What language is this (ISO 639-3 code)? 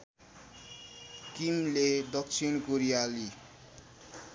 nep